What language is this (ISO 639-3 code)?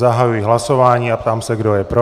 ces